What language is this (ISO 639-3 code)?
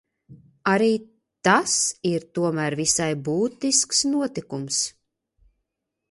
lav